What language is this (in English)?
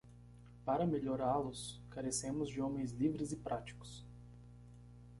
Portuguese